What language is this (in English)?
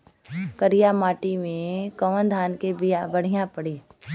Bhojpuri